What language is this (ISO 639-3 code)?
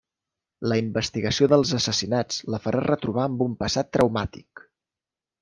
cat